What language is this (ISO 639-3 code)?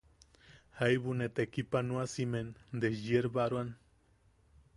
yaq